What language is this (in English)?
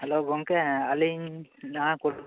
Santali